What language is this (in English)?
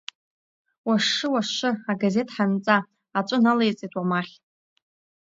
Abkhazian